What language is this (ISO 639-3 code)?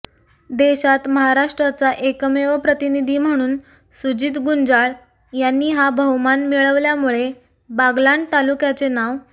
mar